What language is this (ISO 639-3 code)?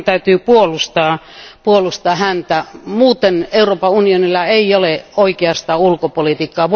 fin